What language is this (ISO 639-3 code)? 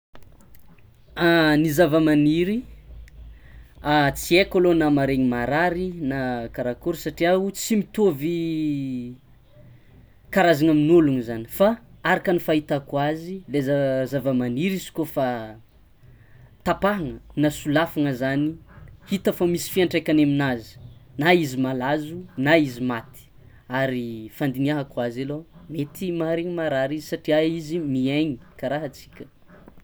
xmw